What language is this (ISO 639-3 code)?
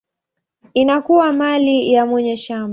swa